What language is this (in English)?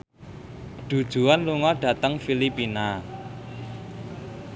Javanese